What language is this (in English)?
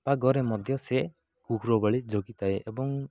Odia